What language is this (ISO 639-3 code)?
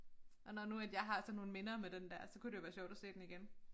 dan